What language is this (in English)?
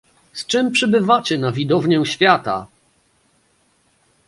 Polish